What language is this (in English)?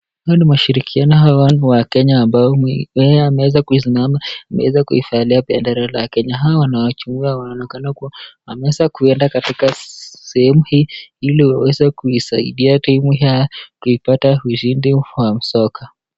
Swahili